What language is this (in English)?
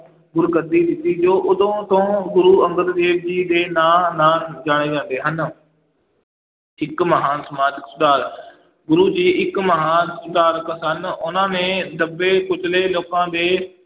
Punjabi